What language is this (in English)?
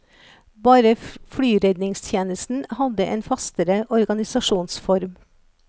Norwegian